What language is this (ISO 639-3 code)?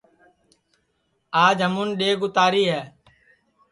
ssi